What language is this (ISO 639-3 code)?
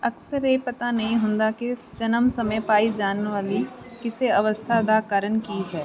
pan